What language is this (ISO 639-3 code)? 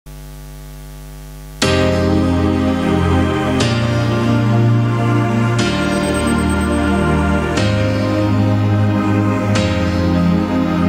ita